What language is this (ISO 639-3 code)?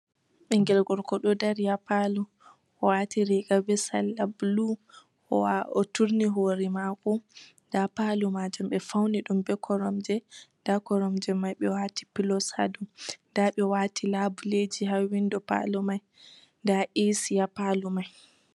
ful